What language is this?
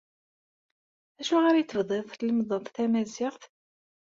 Kabyle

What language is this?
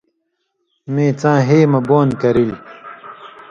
Indus Kohistani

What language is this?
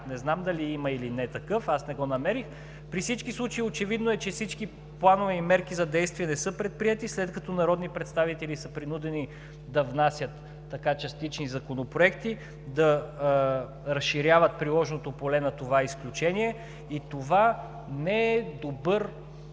Bulgarian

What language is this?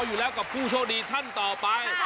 Thai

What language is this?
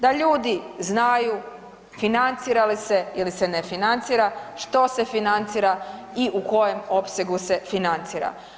Croatian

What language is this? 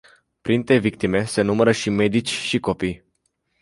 Romanian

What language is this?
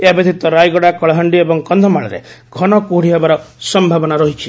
Odia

